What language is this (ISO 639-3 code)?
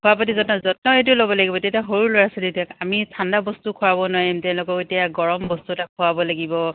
asm